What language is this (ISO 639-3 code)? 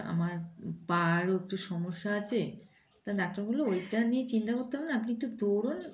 ben